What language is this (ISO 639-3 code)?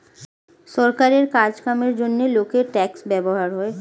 ben